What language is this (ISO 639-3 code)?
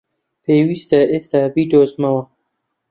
ckb